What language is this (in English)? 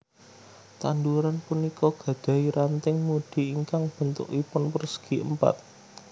Javanese